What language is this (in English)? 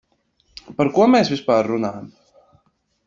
Latvian